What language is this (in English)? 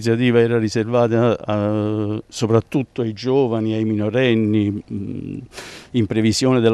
Italian